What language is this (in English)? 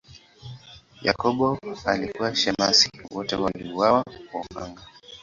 Swahili